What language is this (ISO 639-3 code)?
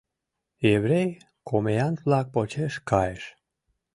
chm